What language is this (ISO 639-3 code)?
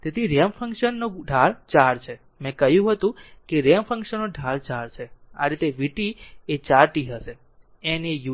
guj